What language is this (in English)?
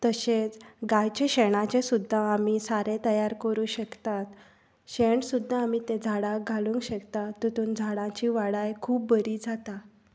Konkani